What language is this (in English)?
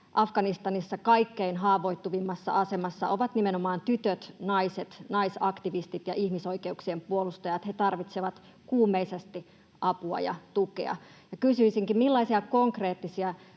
Finnish